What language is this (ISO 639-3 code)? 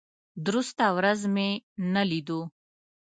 pus